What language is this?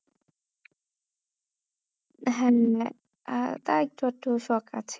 Bangla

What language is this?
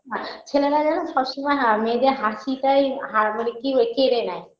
Bangla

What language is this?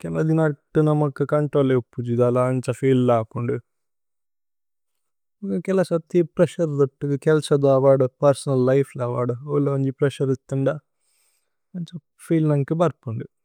Tulu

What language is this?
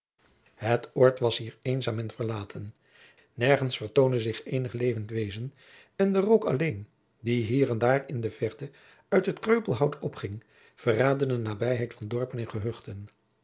Dutch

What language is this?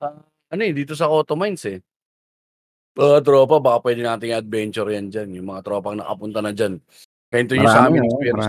Filipino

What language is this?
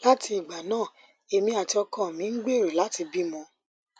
Yoruba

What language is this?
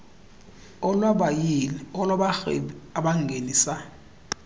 Xhosa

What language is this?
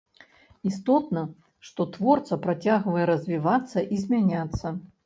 Belarusian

